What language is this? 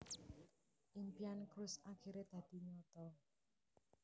Javanese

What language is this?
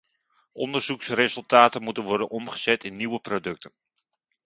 Dutch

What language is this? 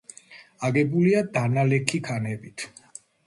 Georgian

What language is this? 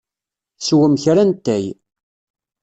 Kabyle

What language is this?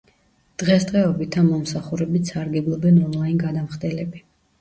Georgian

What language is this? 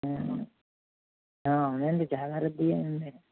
Telugu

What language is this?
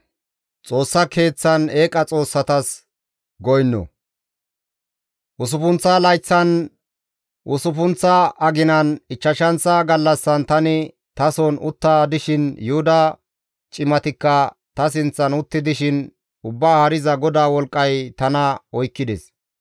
Gamo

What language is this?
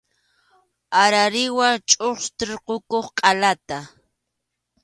Arequipa-La Unión Quechua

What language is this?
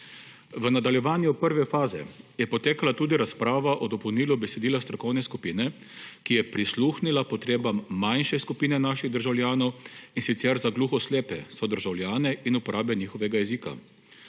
Slovenian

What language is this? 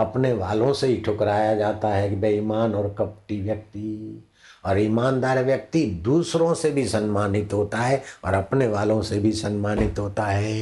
Hindi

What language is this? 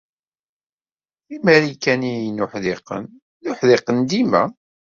Kabyle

